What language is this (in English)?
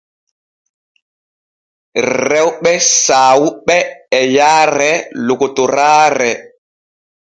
Borgu Fulfulde